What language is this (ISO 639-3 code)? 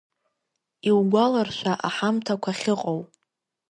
abk